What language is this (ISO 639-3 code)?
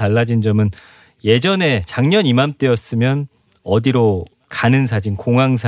kor